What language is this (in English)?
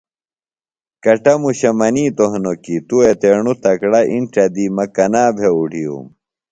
Phalura